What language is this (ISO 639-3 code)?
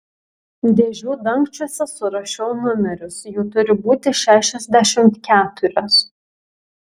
lit